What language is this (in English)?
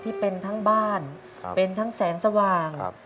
Thai